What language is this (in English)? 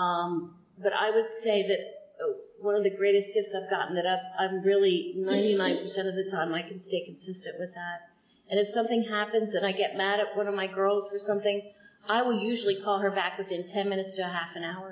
English